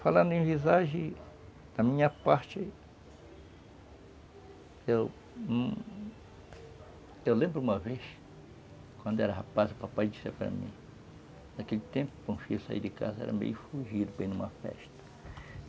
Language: Portuguese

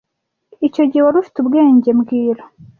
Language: Kinyarwanda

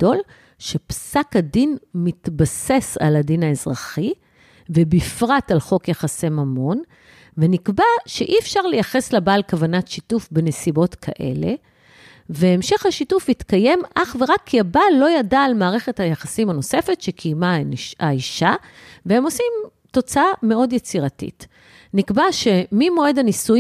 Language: Hebrew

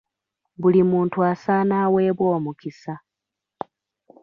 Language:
Ganda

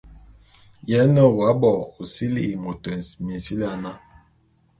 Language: Bulu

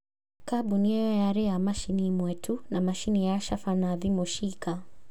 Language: Kikuyu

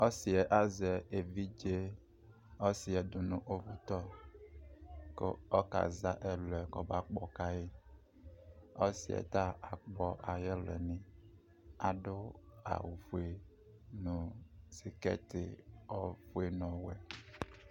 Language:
Ikposo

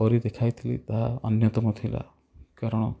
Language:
Odia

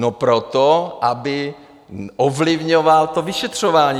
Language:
Czech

